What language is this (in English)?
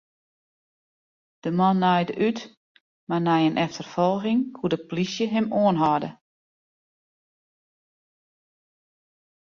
Western Frisian